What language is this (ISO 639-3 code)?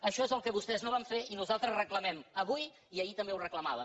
cat